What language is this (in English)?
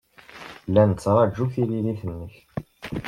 Kabyle